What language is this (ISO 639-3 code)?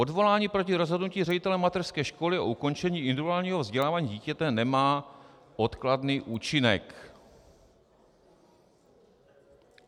ces